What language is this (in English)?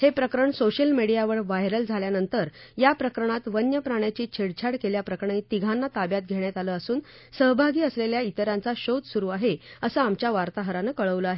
Marathi